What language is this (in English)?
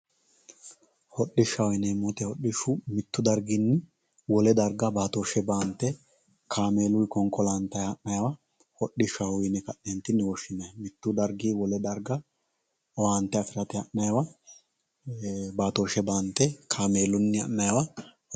Sidamo